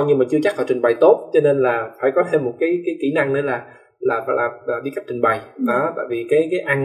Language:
Vietnamese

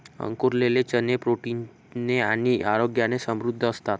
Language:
Marathi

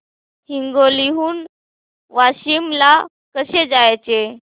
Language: Marathi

